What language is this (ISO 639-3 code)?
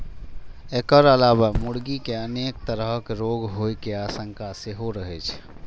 mai